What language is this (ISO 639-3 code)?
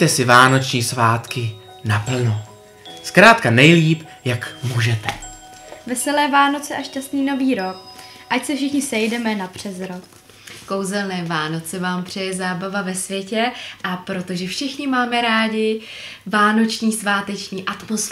ces